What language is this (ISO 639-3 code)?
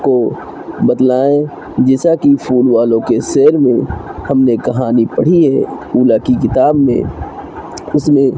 urd